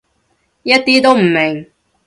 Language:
Cantonese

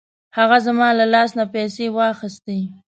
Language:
Pashto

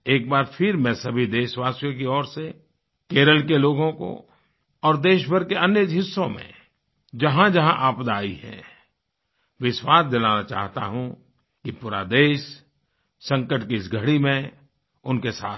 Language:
Hindi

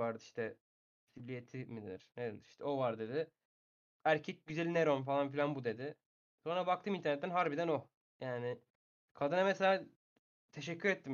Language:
Turkish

